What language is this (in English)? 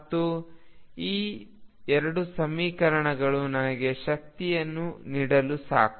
Kannada